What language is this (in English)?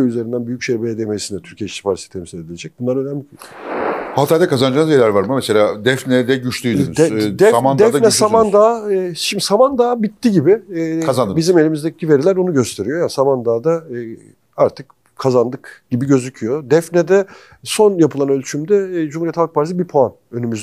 Turkish